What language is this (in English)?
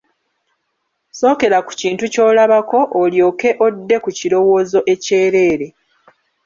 Ganda